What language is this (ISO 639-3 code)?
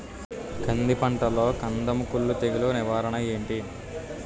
tel